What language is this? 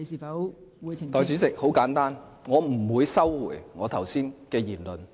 Cantonese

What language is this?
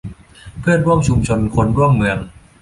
Thai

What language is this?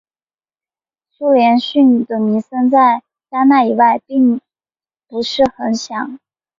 Chinese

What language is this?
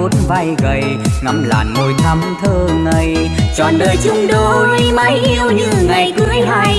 Vietnamese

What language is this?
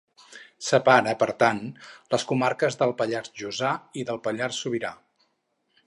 Catalan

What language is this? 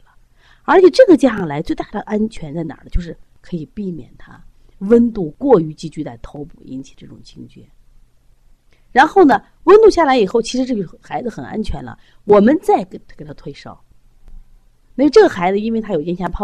Chinese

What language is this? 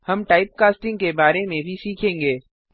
Hindi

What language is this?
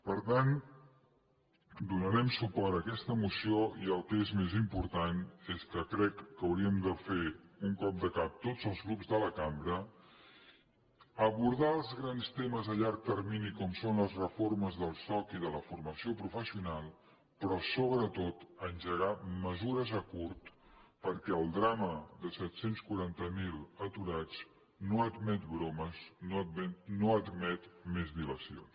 Catalan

